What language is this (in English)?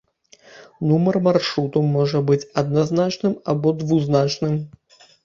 Belarusian